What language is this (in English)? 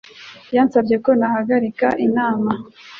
Kinyarwanda